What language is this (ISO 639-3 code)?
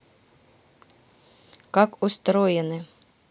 rus